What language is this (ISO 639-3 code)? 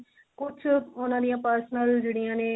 pan